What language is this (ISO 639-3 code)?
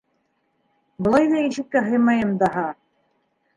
bak